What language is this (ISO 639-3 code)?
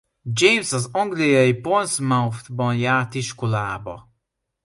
hun